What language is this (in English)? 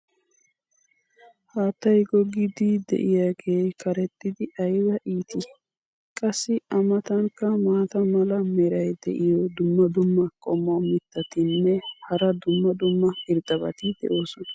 Wolaytta